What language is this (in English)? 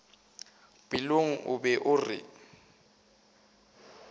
Northern Sotho